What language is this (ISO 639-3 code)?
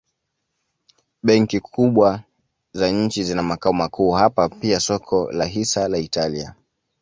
swa